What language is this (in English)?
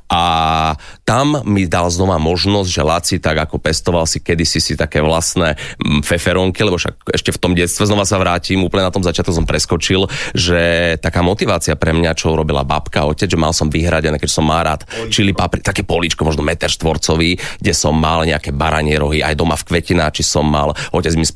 Slovak